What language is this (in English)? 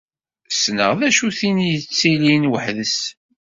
Kabyle